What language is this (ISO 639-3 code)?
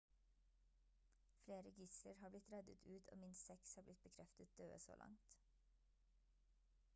nob